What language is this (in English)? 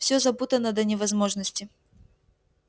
Russian